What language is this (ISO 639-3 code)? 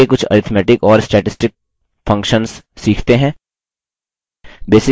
hin